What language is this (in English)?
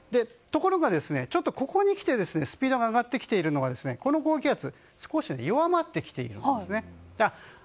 Japanese